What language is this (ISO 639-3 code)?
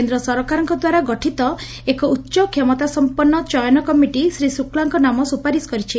ori